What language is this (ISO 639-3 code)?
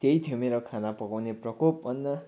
nep